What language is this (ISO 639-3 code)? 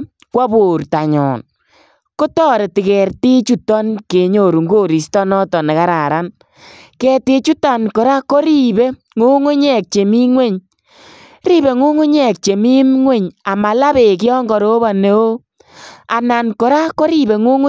kln